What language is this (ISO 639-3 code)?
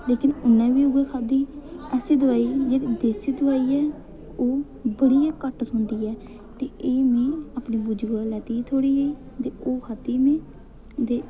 doi